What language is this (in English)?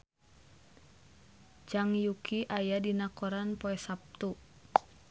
Sundanese